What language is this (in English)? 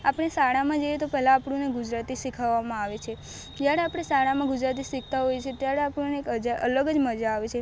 Gujarati